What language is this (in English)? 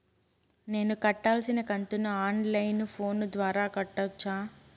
Telugu